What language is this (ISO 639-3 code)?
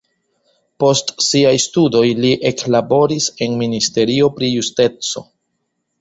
epo